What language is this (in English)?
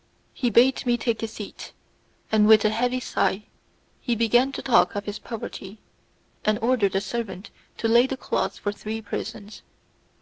English